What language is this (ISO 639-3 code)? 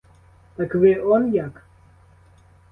ukr